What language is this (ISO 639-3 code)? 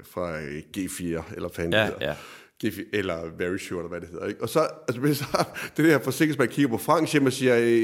dan